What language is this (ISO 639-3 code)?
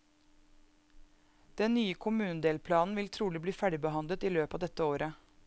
nor